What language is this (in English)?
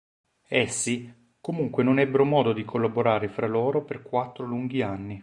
Italian